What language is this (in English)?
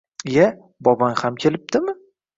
Uzbek